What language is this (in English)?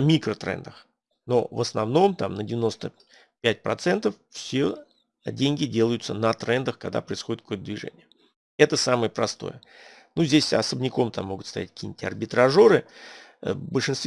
Russian